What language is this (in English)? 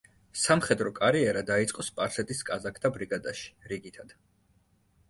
Georgian